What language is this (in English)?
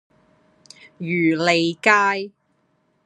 Cantonese